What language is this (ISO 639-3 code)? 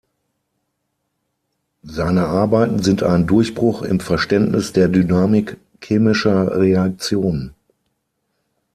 deu